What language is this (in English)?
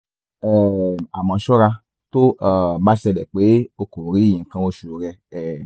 Yoruba